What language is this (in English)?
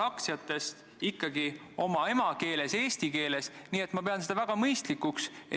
Estonian